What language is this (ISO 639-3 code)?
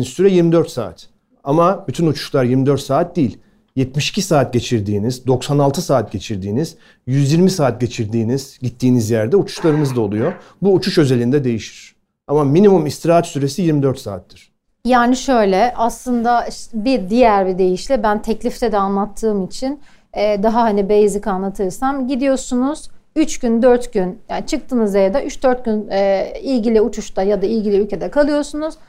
tur